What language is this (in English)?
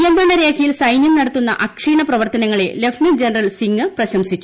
Malayalam